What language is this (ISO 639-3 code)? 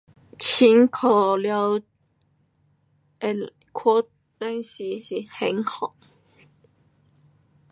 cpx